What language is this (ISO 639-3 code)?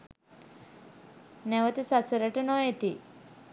sin